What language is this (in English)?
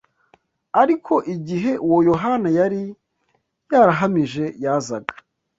Kinyarwanda